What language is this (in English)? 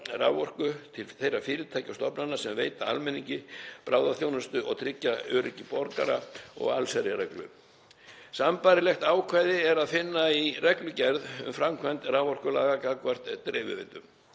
Icelandic